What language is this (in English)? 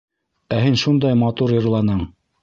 Bashkir